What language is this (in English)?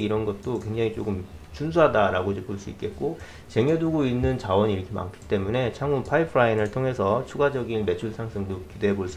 Korean